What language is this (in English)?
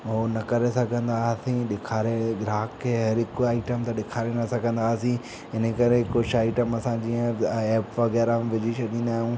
Sindhi